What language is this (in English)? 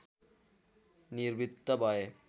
Nepali